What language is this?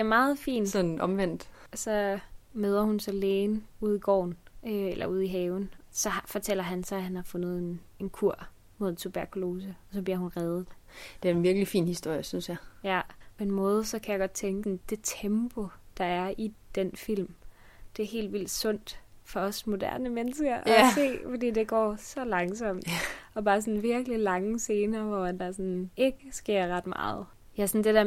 Danish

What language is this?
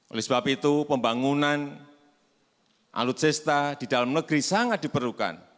Indonesian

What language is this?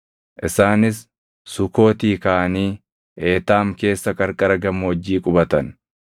Oromo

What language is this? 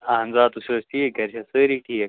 Kashmiri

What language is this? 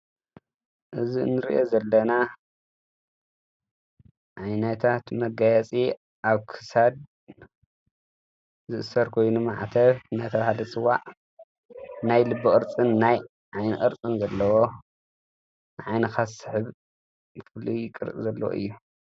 Tigrinya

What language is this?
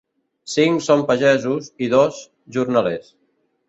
Catalan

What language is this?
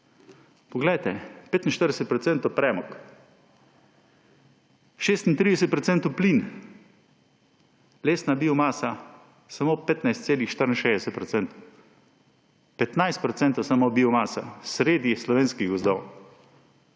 Slovenian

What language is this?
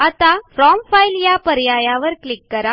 Marathi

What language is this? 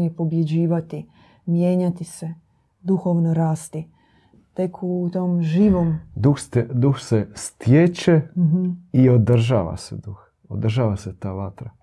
Croatian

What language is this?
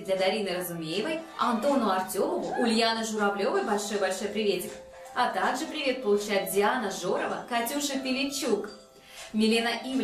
Russian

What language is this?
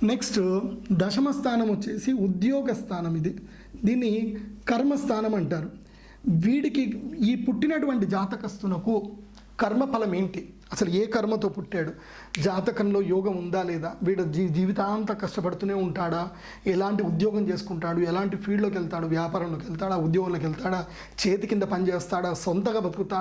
Telugu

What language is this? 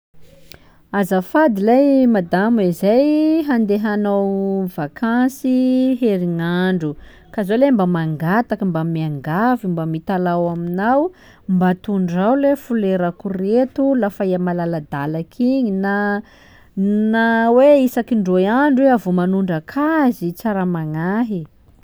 Sakalava Malagasy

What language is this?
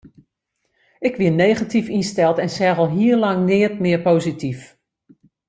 Western Frisian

